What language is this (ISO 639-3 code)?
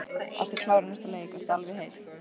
isl